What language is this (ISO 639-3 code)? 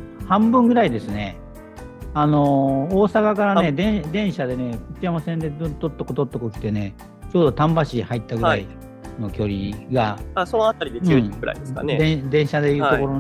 jpn